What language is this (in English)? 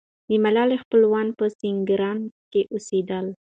Pashto